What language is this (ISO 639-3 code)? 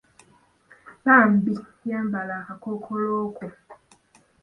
lug